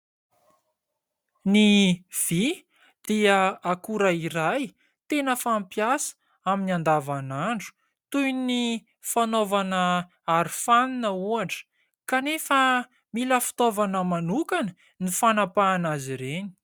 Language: Malagasy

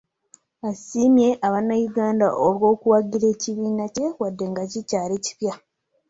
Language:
Ganda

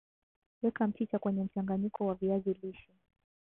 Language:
Swahili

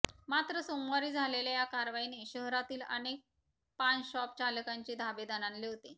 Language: Marathi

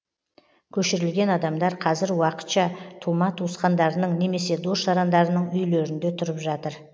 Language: Kazakh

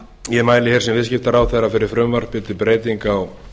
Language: Icelandic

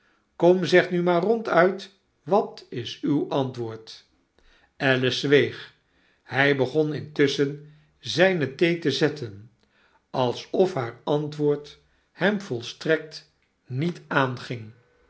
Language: Dutch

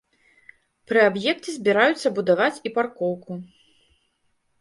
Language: Belarusian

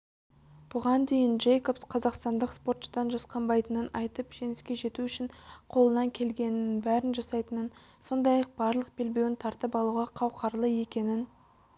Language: Kazakh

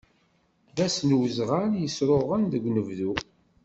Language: Kabyle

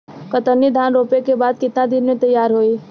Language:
Bhojpuri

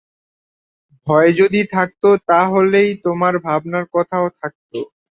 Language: Bangla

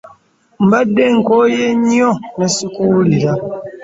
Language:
Ganda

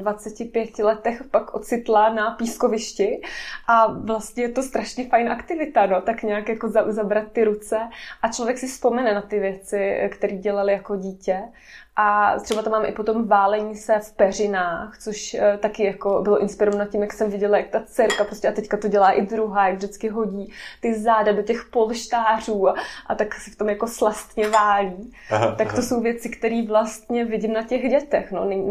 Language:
Czech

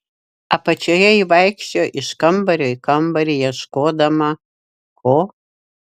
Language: Lithuanian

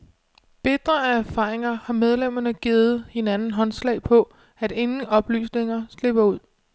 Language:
Danish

